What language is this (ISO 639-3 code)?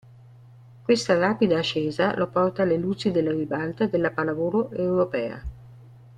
ita